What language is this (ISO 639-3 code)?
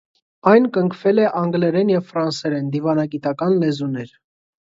hye